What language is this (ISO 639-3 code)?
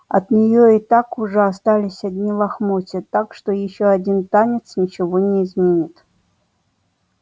rus